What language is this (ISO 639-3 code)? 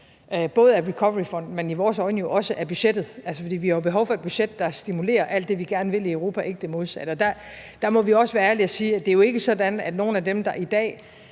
dan